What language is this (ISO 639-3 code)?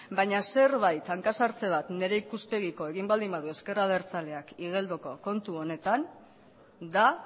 eus